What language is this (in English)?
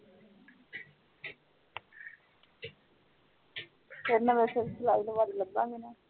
Punjabi